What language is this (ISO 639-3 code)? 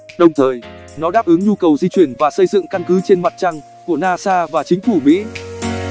vie